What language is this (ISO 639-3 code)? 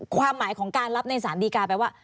tha